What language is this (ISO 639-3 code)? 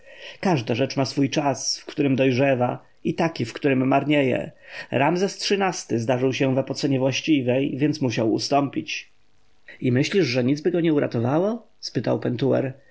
pol